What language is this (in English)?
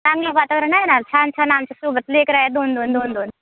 Marathi